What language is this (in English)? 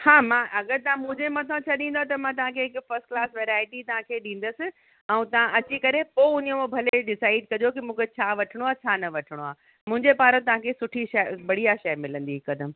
Sindhi